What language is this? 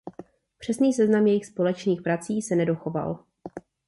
Czech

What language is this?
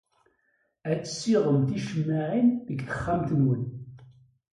Kabyle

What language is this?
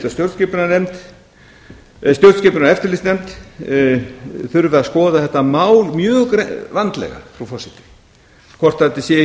Icelandic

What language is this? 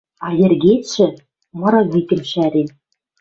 Western Mari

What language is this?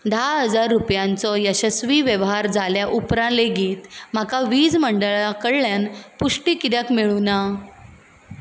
Konkani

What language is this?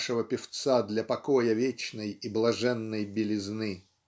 Russian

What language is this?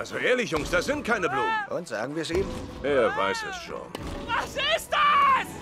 German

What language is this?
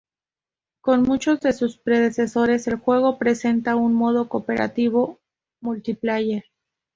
Spanish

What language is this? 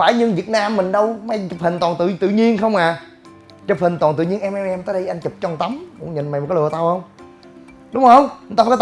Vietnamese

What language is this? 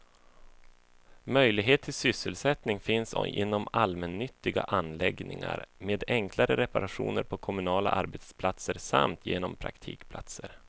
Swedish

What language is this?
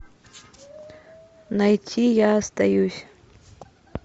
Russian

